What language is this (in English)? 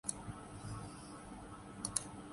Urdu